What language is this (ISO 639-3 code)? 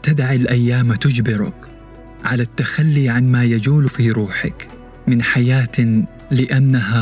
ara